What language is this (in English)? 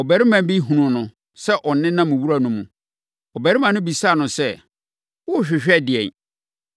Akan